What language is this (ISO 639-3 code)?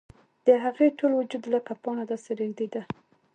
pus